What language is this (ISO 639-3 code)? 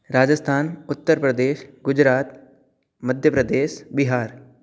san